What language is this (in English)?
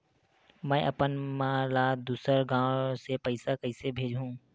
Chhattisgarhi